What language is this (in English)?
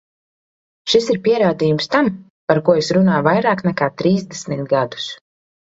Latvian